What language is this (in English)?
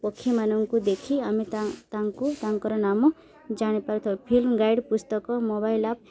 Odia